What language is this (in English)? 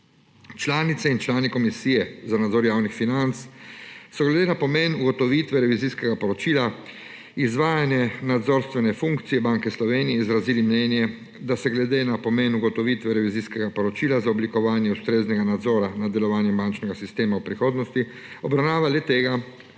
Slovenian